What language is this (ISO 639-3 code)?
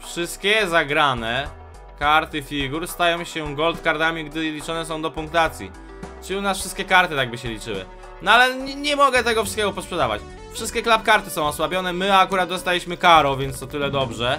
pol